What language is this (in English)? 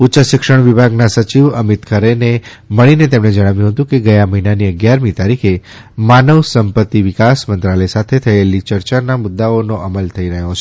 Gujarati